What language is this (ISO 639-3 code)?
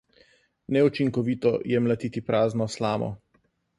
slv